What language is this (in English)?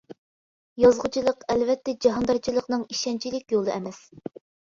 Uyghur